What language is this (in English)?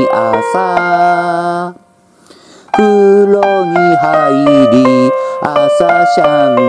Japanese